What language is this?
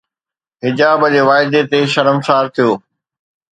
Sindhi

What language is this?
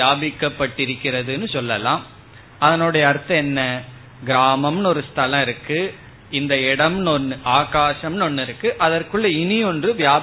Tamil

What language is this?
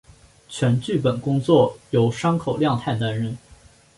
Chinese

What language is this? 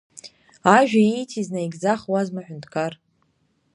Abkhazian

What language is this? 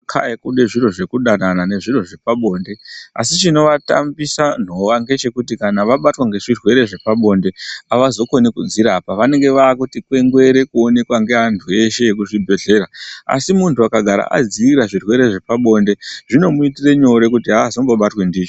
Ndau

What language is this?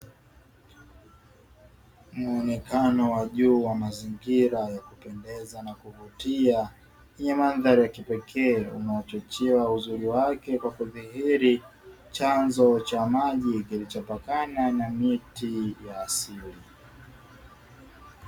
Swahili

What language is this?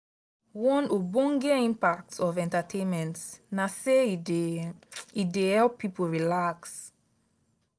Nigerian Pidgin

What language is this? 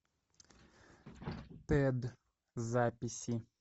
Russian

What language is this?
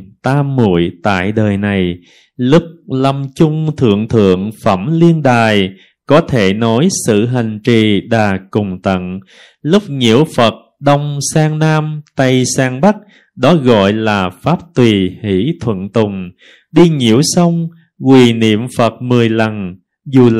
Vietnamese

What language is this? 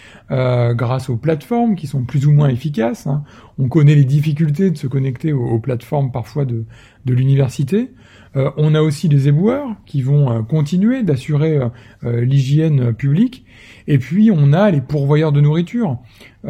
French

